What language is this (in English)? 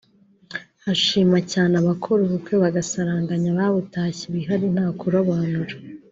Kinyarwanda